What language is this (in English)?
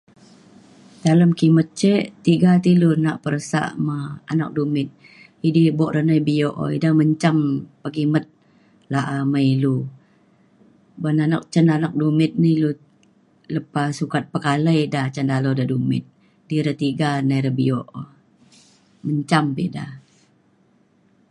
Mainstream Kenyah